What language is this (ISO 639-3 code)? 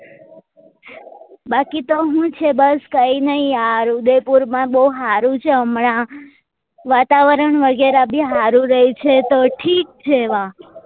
guj